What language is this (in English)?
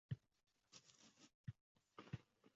Uzbek